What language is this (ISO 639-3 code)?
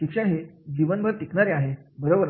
mar